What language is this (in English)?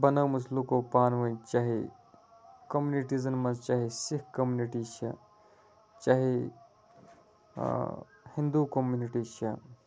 Kashmiri